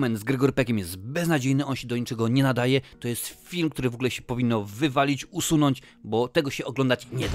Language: Polish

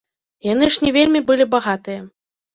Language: Belarusian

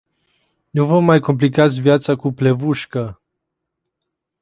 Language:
Romanian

